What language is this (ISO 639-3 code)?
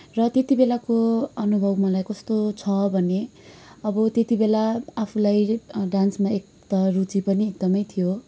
nep